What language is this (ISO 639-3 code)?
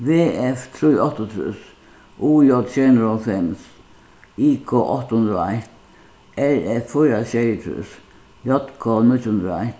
fao